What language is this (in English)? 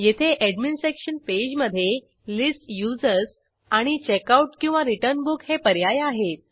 Marathi